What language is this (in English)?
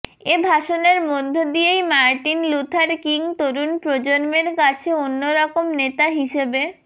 Bangla